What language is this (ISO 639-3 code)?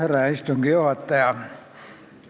est